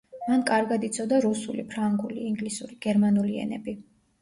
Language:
Georgian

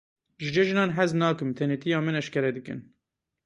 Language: Kurdish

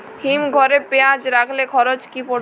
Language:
Bangla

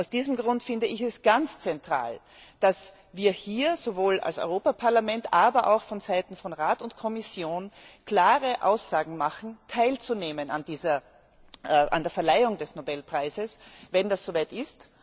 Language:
German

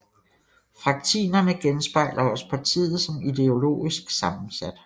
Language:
Danish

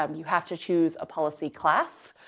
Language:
English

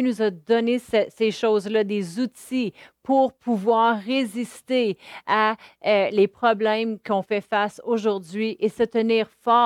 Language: French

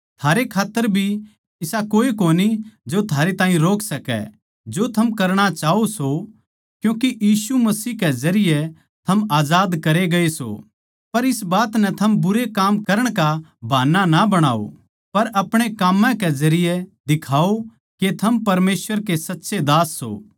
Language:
Haryanvi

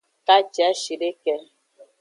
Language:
Aja (Benin)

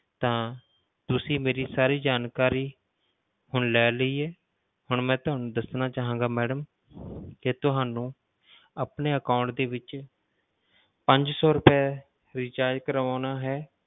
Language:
Punjabi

